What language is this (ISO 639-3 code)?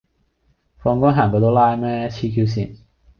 yue